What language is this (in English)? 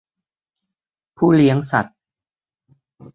Thai